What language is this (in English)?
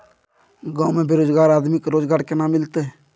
Maithili